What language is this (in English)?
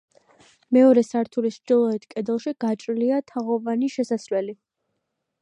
Georgian